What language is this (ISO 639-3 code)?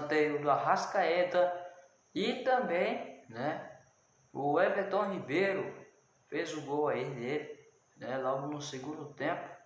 por